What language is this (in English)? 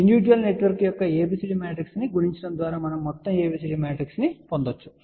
Telugu